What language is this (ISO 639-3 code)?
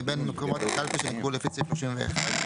heb